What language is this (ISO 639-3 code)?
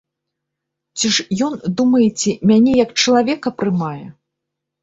bel